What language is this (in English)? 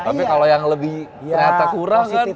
Indonesian